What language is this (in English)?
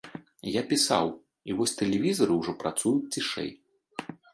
Belarusian